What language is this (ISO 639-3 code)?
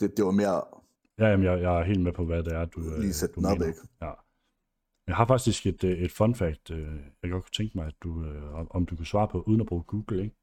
dan